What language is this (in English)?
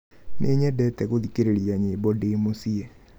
Kikuyu